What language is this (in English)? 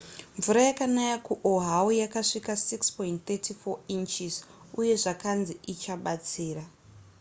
Shona